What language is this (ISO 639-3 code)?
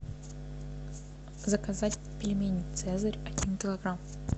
rus